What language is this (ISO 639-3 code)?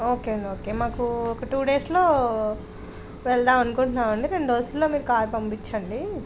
tel